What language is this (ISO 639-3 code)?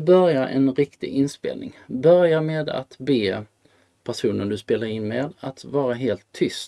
swe